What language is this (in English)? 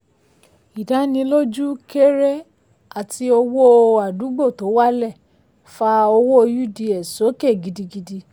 Yoruba